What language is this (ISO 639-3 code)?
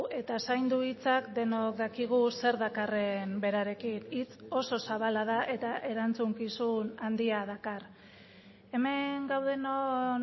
eus